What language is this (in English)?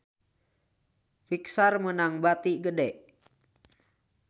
Sundanese